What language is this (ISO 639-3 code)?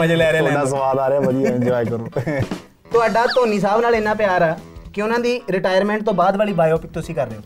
pan